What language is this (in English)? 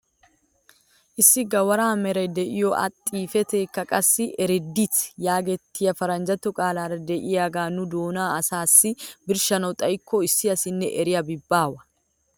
Wolaytta